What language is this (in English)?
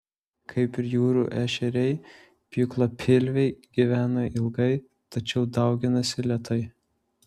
Lithuanian